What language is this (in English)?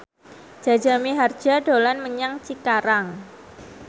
Javanese